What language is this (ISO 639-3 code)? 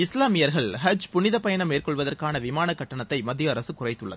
tam